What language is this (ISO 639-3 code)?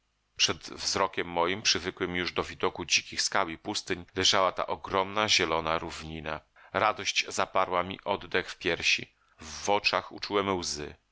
pol